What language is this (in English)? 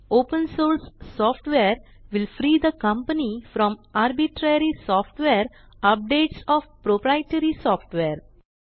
Marathi